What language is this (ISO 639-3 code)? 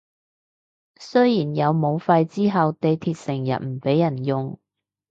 yue